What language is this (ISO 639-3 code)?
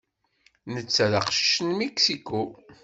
kab